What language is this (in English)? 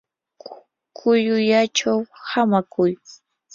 Yanahuanca Pasco Quechua